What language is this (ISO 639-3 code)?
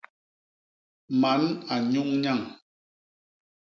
bas